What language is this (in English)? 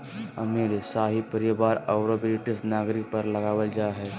Magahi